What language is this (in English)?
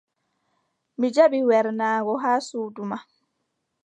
Adamawa Fulfulde